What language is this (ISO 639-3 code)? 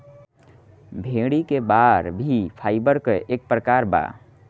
bho